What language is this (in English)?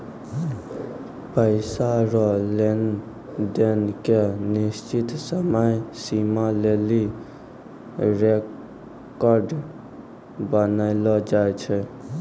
Maithili